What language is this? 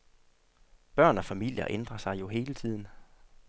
Danish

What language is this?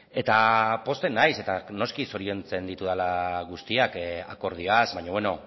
Basque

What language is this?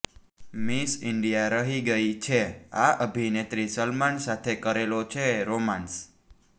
Gujarati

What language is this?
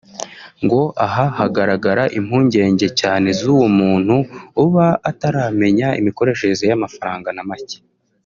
Kinyarwanda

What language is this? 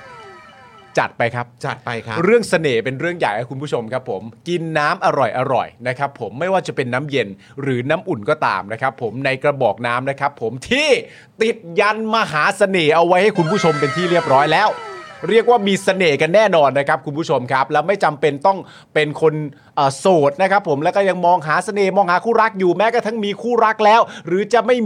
Thai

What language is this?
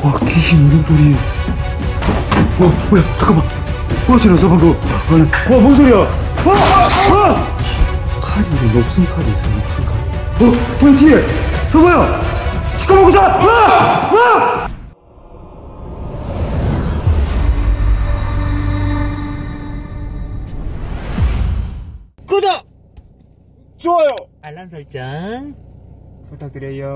Korean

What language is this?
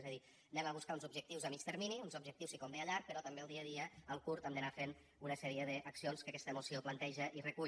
Catalan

